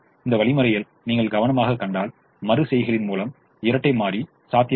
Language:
Tamil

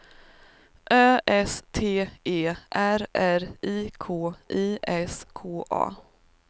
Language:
Swedish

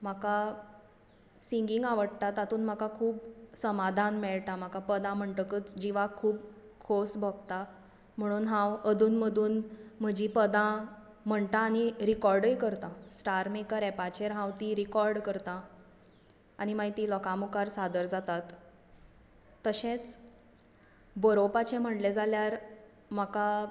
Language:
Konkani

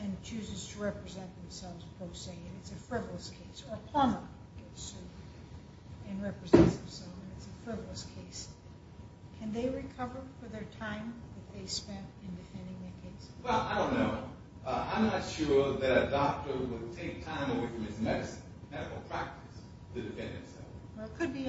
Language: English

